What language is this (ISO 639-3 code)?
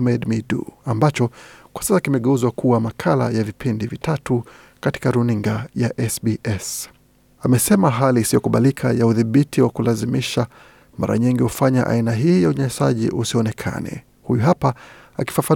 swa